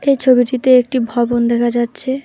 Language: Bangla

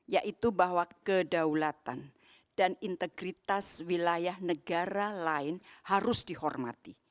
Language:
Indonesian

